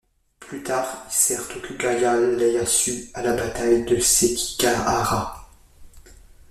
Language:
French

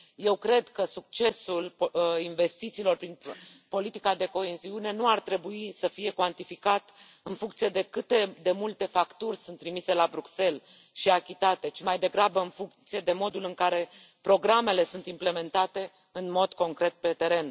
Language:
Romanian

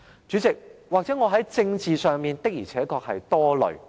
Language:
Cantonese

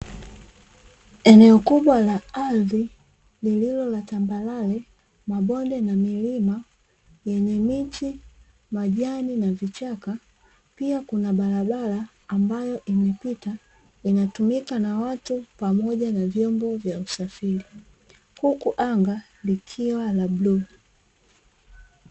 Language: Swahili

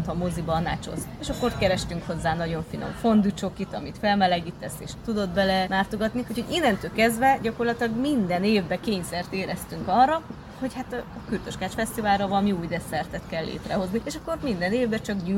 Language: Hungarian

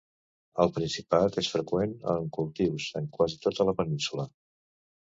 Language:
Catalan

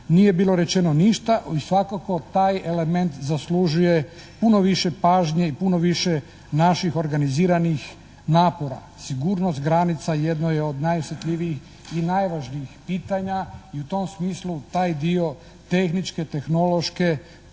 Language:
Croatian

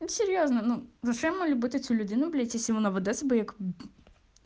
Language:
Russian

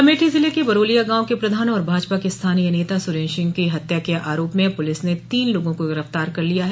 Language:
Hindi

